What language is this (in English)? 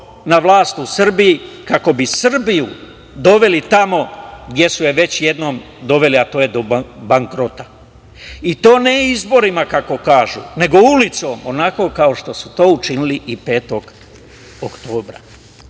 Serbian